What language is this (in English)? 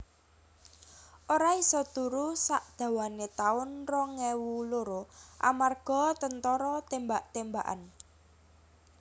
Javanese